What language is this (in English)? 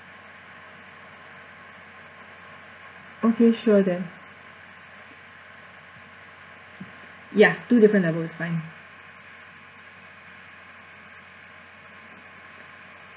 English